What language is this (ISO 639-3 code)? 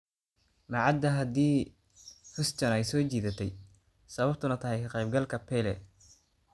som